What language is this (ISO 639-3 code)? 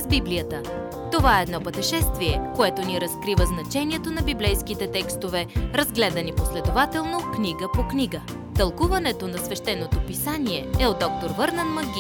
bul